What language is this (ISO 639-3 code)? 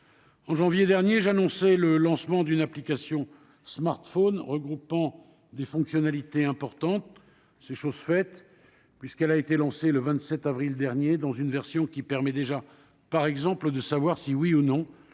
fra